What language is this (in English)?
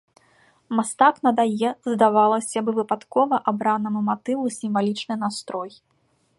Belarusian